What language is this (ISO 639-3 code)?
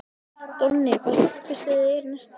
isl